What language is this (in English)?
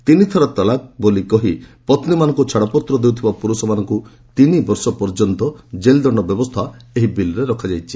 Odia